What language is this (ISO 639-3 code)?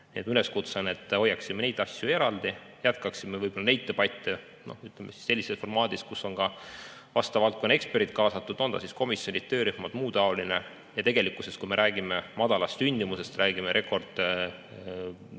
est